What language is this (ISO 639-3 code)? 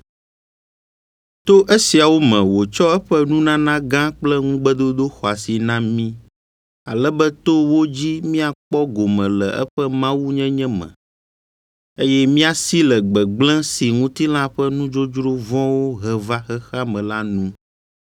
ewe